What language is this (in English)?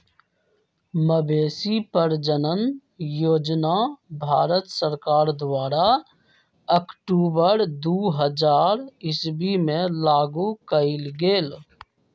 Magahi